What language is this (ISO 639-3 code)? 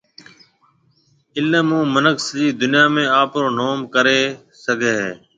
mve